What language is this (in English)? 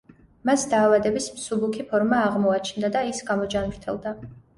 Georgian